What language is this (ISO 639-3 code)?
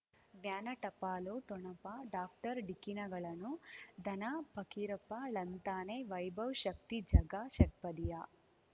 kan